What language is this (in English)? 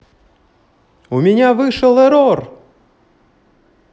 Russian